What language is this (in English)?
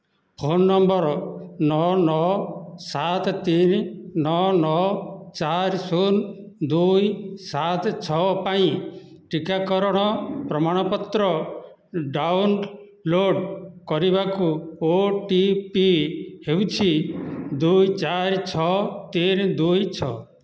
Odia